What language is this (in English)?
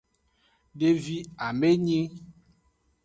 Aja (Benin)